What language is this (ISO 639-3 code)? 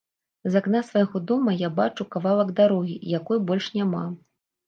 bel